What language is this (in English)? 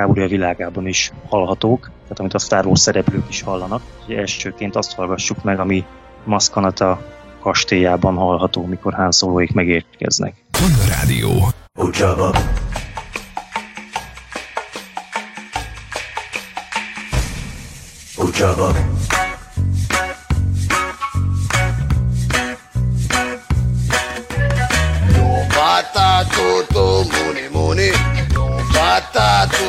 Hungarian